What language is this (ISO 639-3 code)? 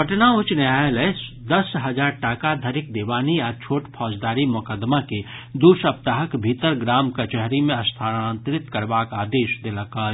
mai